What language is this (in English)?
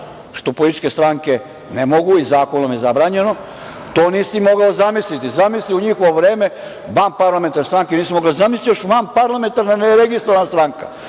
Serbian